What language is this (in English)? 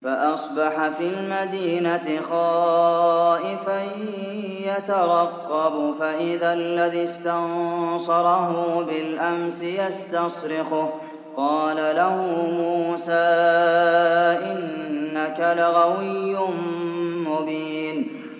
Arabic